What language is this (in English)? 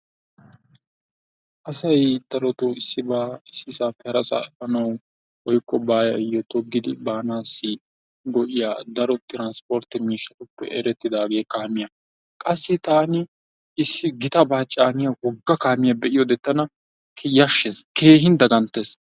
Wolaytta